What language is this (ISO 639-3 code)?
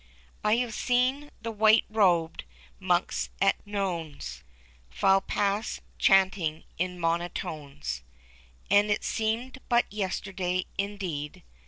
eng